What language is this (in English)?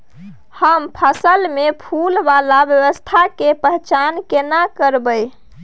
Maithili